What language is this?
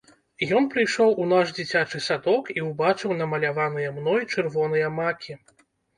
Belarusian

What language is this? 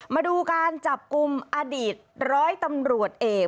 Thai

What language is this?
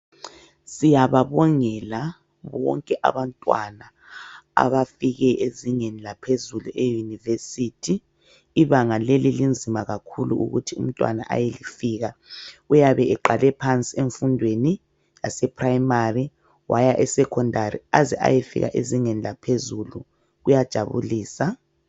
North Ndebele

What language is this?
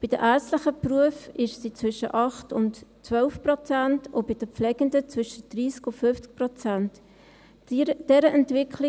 Swiss German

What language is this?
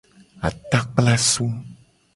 Gen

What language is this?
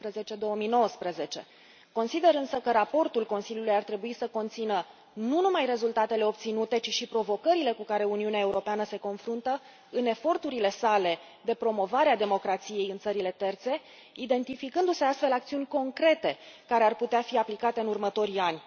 Romanian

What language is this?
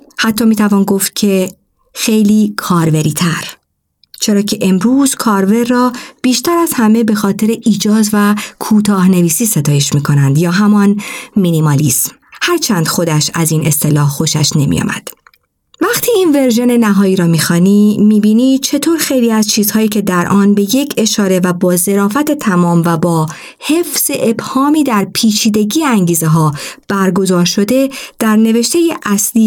Persian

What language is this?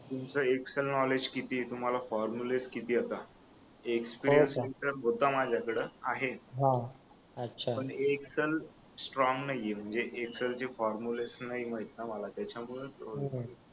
Marathi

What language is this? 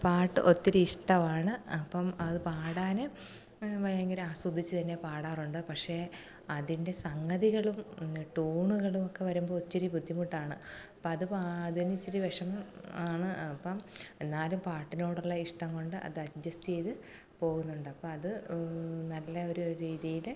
Malayalam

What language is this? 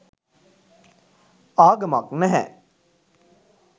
Sinhala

